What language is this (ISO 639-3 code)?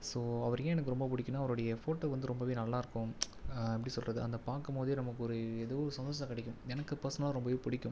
tam